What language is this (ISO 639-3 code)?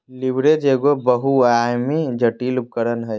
mag